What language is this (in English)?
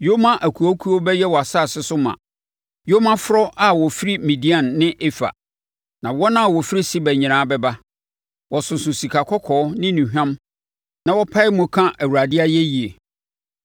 Akan